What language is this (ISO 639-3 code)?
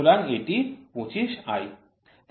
ben